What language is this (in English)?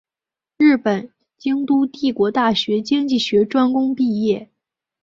Chinese